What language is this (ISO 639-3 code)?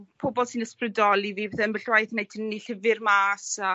cym